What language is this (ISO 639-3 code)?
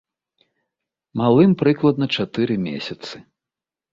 bel